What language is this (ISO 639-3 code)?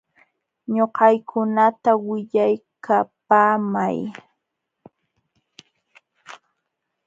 qxw